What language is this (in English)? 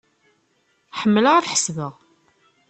Kabyle